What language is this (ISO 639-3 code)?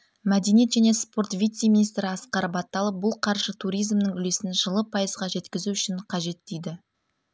kaz